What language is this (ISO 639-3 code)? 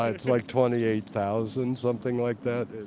eng